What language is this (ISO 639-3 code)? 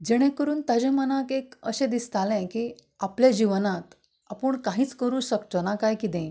kok